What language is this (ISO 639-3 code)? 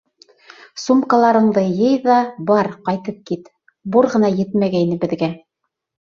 bak